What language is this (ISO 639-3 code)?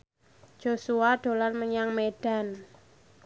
jav